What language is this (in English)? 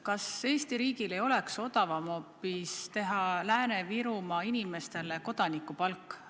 Estonian